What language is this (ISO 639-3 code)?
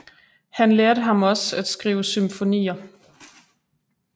dan